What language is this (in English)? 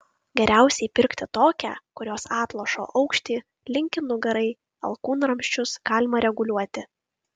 Lithuanian